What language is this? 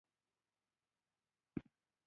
Pashto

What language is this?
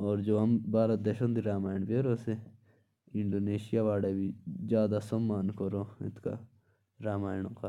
Jaunsari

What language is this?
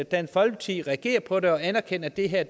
Danish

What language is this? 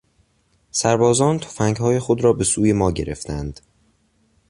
Persian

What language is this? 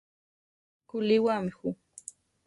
Central Tarahumara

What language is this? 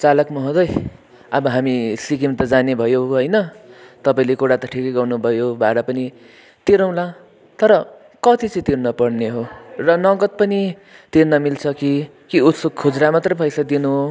Nepali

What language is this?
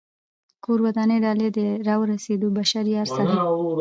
Pashto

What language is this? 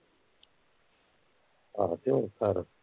Punjabi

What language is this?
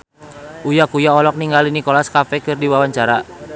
Sundanese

